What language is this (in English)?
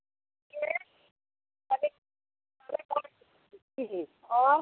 Hindi